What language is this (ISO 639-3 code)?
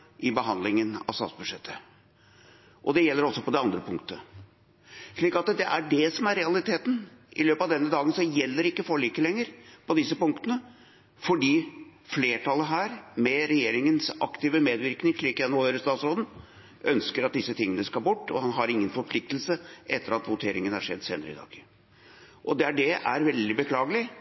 nob